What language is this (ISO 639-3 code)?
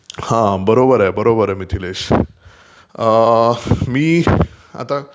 mar